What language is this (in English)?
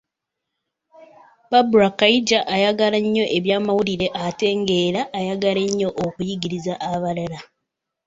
Ganda